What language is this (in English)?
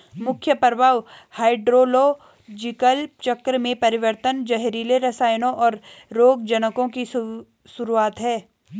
Hindi